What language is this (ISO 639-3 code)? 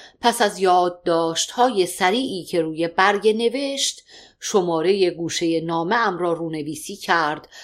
fas